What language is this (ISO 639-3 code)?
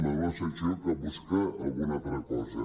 cat